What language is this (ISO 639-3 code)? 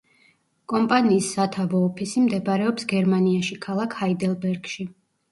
kat